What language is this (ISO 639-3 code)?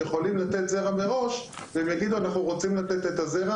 heb